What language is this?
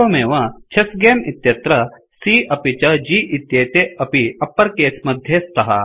Sanskrit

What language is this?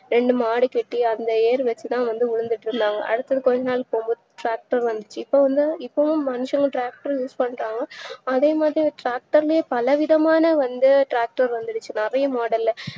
Tamil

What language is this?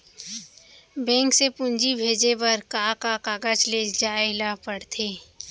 Chhattisgarhi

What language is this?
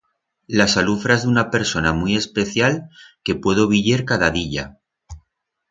Aragonese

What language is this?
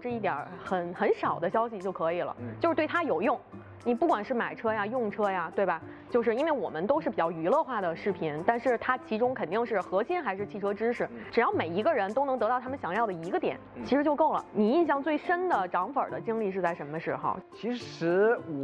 Chinese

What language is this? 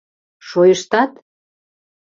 Mari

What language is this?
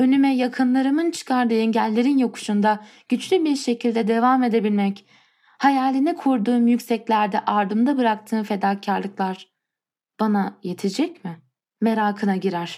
Turkish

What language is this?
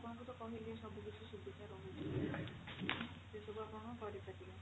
Odia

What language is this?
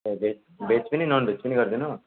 Nepali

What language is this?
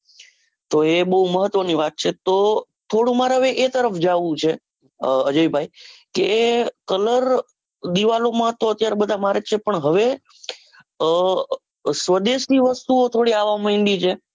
Gujarati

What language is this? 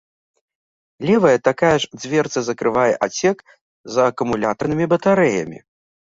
Belarusian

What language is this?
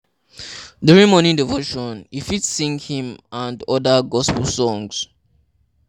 Nigerian Pidgin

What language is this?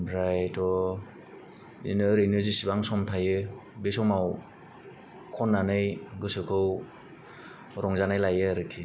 Bodo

